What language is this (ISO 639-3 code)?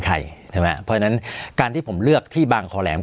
tha